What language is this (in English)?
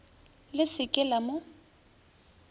Northern Sotho